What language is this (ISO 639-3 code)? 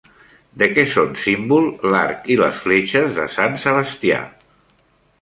cat